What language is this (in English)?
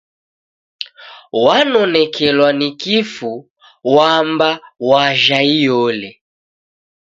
Taita